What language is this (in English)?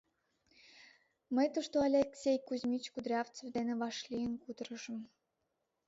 Mari